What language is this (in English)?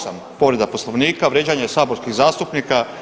Croatian